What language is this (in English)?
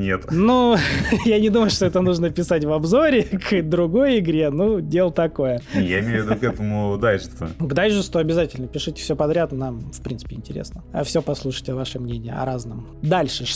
Russian